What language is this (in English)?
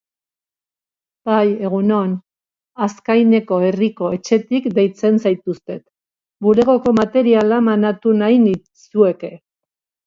Basque